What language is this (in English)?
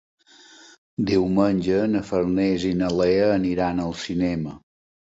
Catalan